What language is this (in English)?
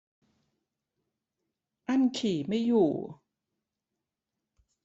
Thai